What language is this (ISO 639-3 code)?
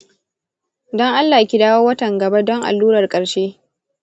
hau